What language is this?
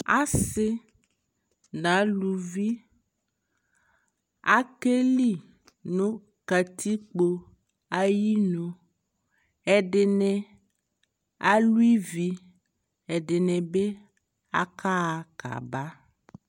Ikposo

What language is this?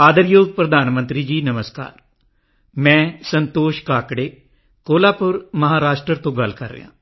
Punjabi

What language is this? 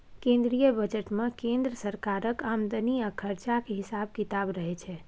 Maithili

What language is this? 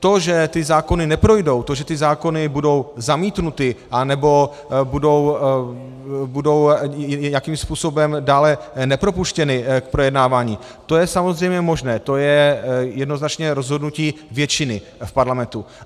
Czech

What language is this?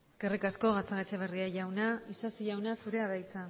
Basque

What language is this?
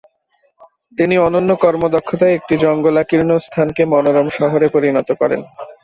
Bangla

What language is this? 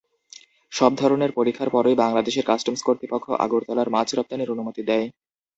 Bangla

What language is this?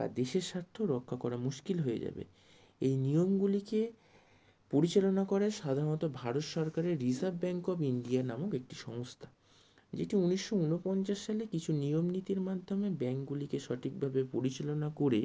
Bangla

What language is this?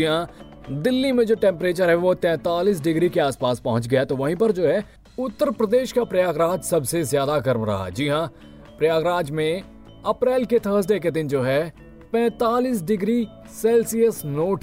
Hindi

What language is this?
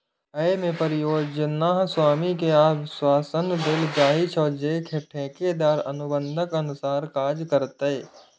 Maithili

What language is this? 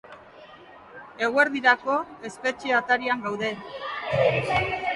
Basque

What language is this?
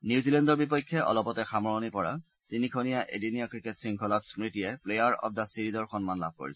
Assamese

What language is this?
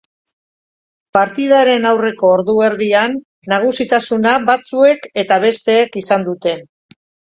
Basque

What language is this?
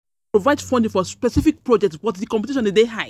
Nigerian Pidgin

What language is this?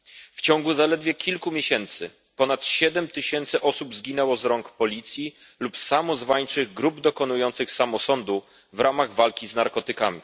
Polish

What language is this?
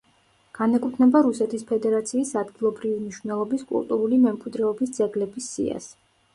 Georgian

